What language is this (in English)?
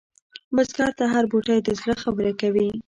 Pashto